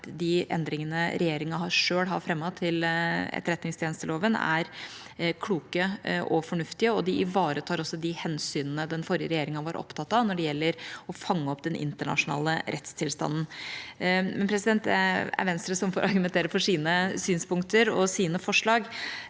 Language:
Norwegian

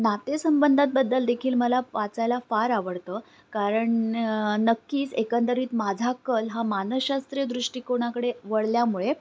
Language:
Marathi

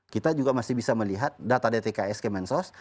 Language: Indonesian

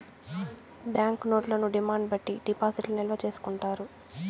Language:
Telugu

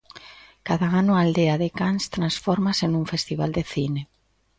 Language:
Galician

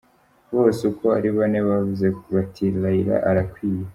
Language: Kinyarwanda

